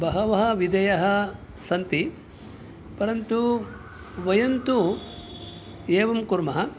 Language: Sanskrit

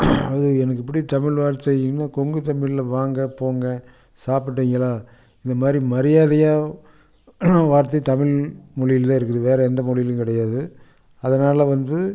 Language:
Tamil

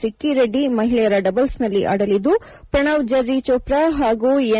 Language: Kannada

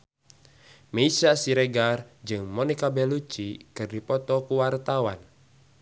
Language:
Sundanese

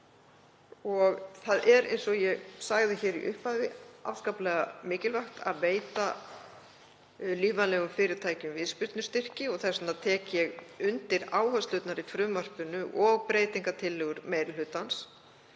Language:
Icelandic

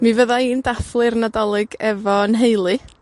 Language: Welsh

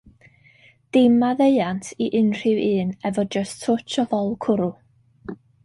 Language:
Welsh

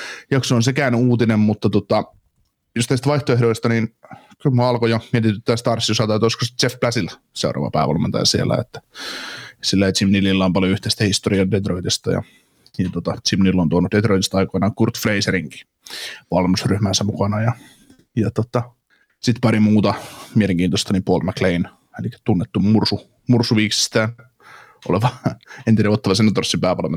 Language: Finnish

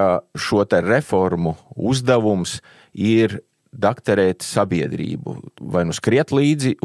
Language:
Latvian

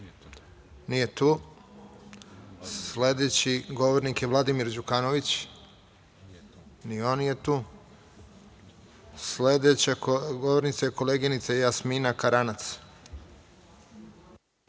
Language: Serbian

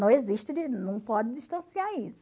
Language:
Portuguese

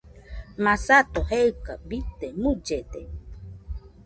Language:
Nüpode Huitoto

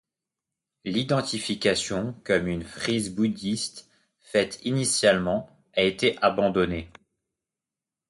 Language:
French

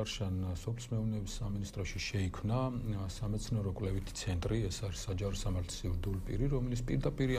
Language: Romanian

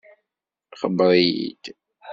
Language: Kabyle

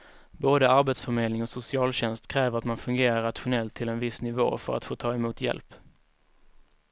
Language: Swedish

